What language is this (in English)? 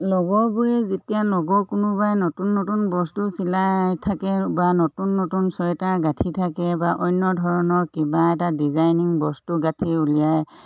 Assamese